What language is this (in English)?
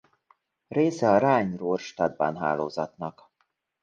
Hungarian